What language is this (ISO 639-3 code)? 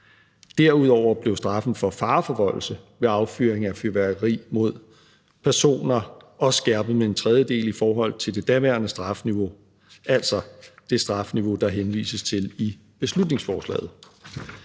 dan